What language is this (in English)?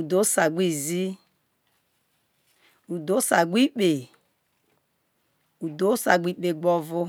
Isoko